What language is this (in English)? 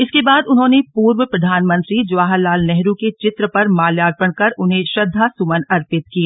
Hindi